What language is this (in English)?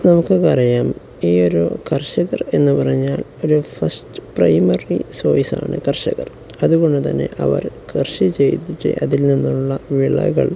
Malayalam